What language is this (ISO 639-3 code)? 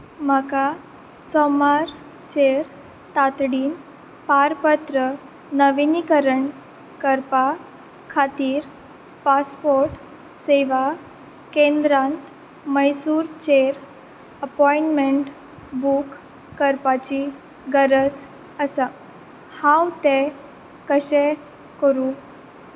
kok